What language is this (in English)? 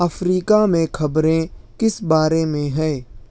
Urdu